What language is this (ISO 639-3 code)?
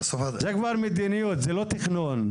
heb